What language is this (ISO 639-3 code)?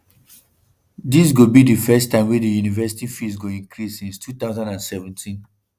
pcm